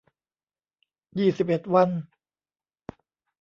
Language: Thai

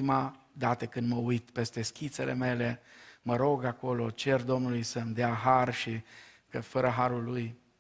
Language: Romanian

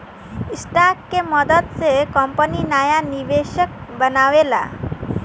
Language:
Bhojpuri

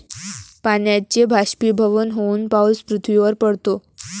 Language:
Marathi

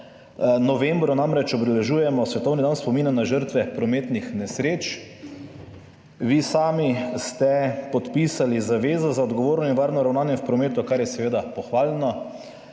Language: Slovenian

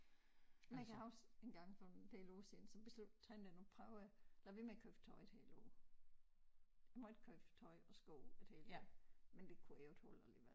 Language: Danish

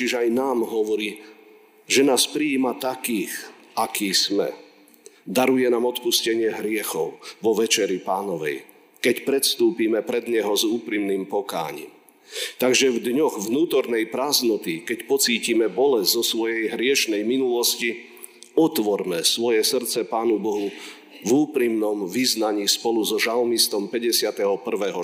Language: Slovak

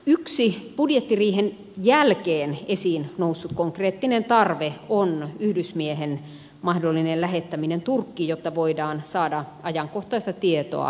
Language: Finnish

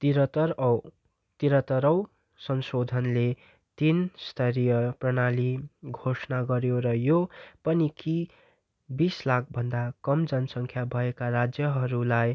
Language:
Nepali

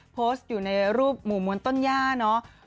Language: Thai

